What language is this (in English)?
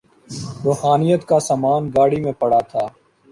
Urdu